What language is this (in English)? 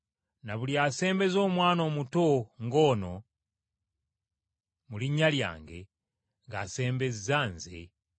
Ganda